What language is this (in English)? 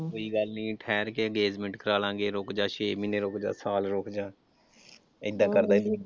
Punjabi